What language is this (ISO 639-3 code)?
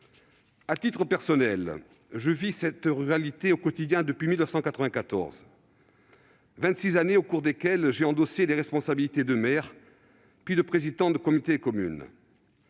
fra